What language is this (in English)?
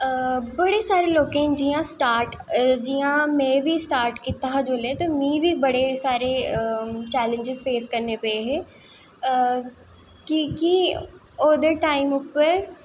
Dogri